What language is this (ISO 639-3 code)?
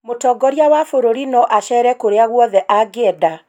kik